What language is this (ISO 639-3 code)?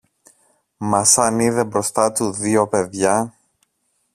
ell